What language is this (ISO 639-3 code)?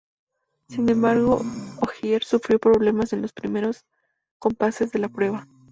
spa